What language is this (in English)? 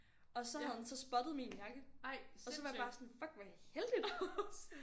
Danish